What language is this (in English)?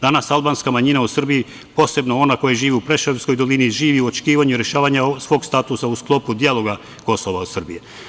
Serbian